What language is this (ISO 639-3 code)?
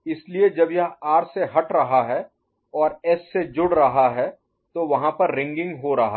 hin